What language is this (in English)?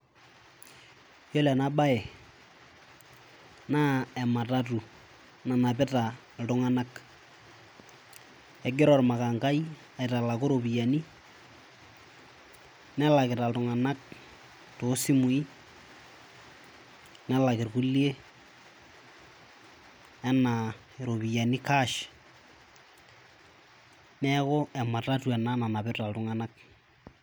Masai